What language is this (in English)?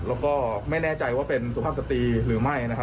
Thai